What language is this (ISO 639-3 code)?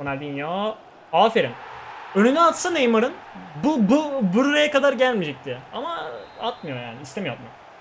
tur